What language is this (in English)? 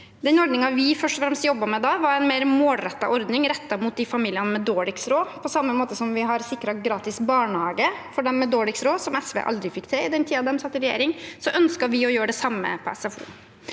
Norwegian